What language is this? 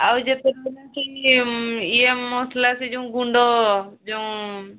Odia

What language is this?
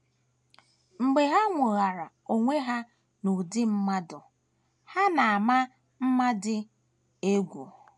Igbo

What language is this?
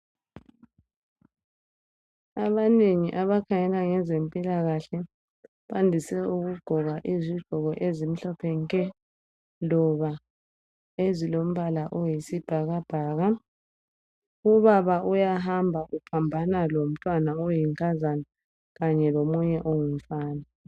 North Ndebele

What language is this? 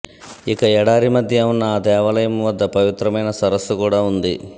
Telugu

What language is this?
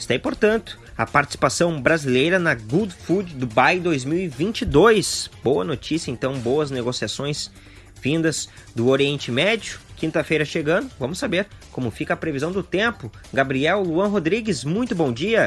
Portuguese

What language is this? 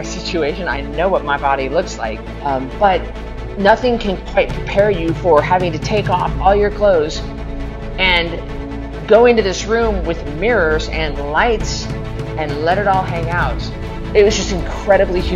English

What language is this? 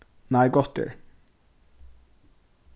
Faroese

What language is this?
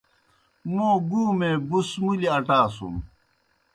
Kohistani Shina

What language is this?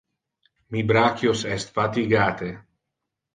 Interlingua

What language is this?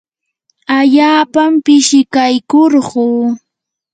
Yanahuanca Pasco Quechua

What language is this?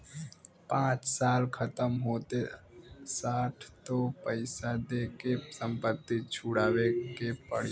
Bhojpuri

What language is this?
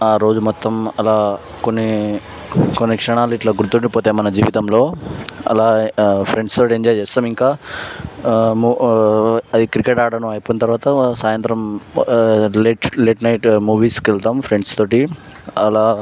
Telugu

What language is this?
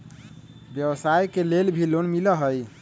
Magahi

